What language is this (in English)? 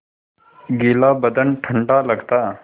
Hindi